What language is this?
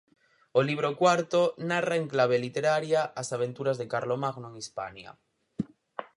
Galician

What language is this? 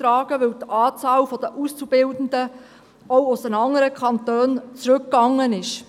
Swiss German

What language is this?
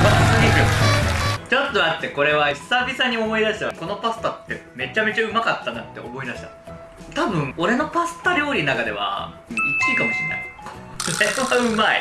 Japanese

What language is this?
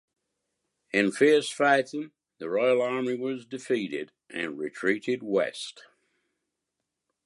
English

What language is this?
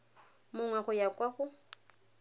Tswana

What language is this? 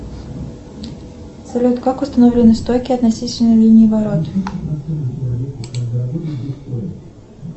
Russian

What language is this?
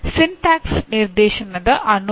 Kannada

